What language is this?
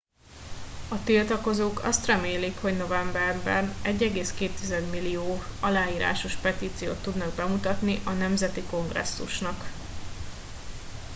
Hungarian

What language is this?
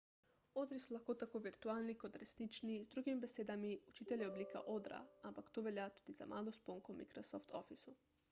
Slovenian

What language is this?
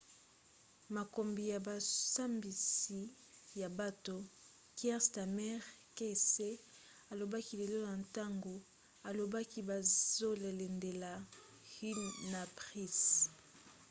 Lingala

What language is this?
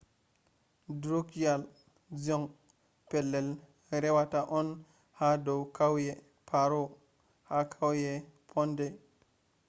Fula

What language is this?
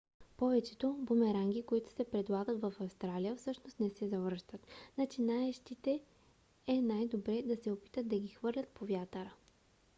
Bulgarian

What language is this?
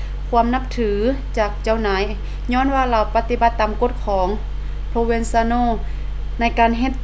Lao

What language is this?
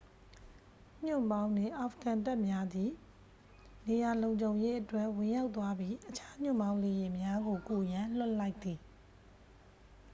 Burmese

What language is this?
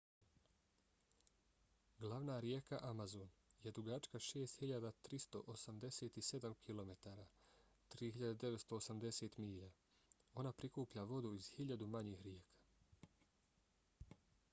Bosnian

